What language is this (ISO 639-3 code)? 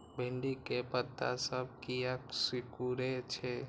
mai